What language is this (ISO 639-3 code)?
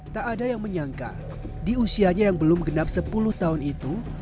ind